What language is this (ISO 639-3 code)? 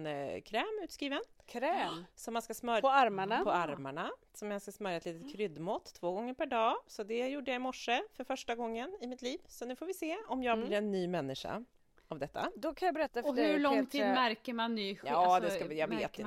swe